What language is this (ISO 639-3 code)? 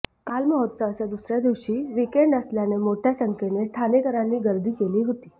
mar